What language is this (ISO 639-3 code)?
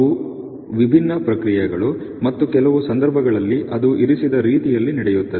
kan